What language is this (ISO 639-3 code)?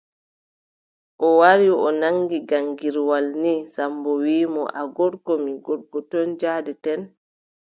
fub